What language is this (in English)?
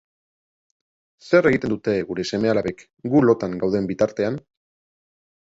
Basque